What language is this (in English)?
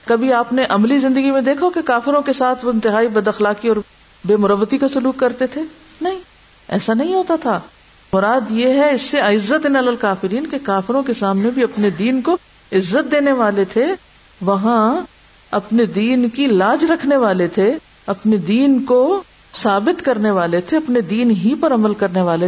Urdu